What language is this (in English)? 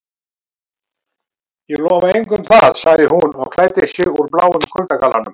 Icelandic